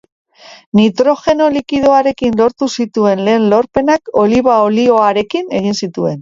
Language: Basque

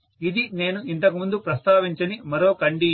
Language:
Telugu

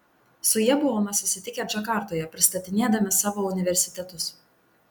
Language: Lithuanian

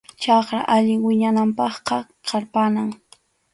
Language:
Arequipa-La Unión Quechua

